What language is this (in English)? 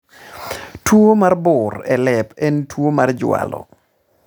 Luo (Kenya and Tanzania)